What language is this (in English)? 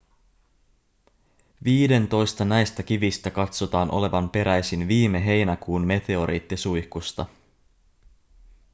Finnish